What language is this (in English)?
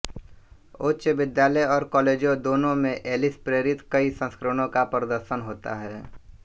Hindi